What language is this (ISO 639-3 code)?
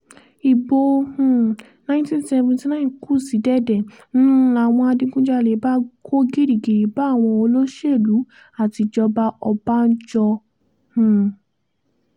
yor